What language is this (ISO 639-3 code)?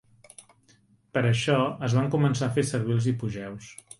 cat